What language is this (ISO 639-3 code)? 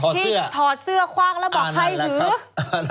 tha